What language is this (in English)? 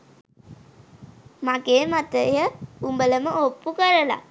Sinhala